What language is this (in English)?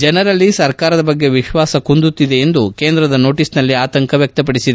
Kannada